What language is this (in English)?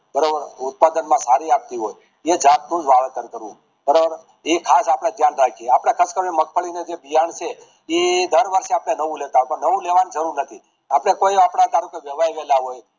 Gujarati